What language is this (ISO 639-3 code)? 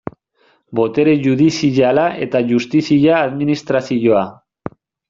eus